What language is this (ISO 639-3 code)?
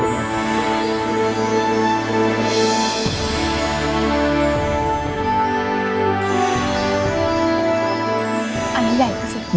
tha